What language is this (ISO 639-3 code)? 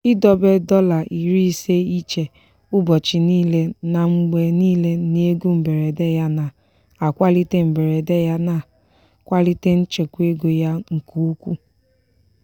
ibo